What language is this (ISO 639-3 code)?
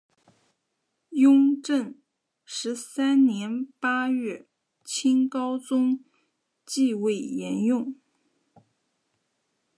zho